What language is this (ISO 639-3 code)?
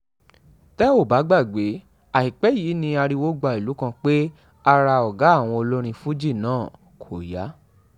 yor